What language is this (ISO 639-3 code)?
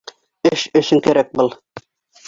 bak